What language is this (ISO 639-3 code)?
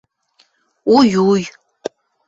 mrj